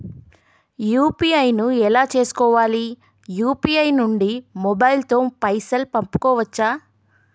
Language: Telugu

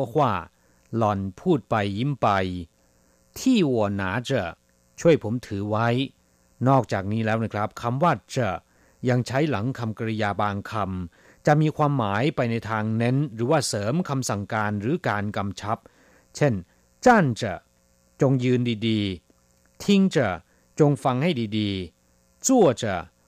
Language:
Thai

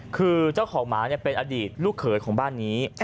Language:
Thai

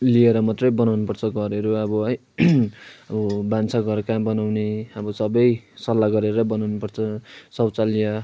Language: Nepali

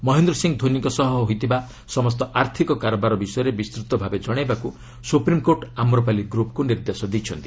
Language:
Odia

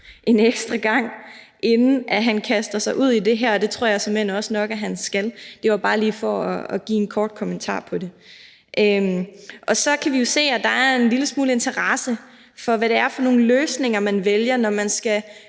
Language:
Danish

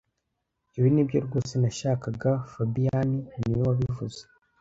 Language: Kinyarwanda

